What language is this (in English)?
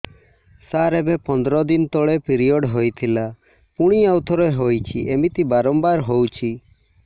Odia